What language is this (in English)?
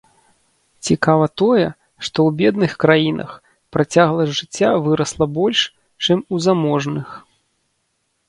Belarusian